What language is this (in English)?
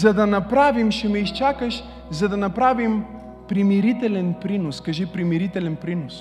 Bulgarian